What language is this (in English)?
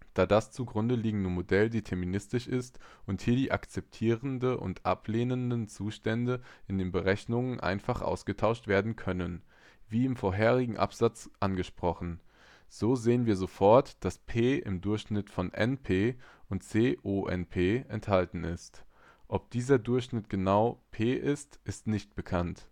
German